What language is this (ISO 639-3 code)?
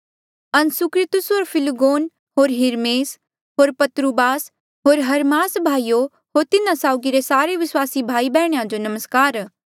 mjl